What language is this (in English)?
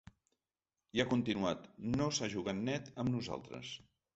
Catalan